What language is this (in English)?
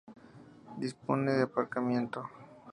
Spanish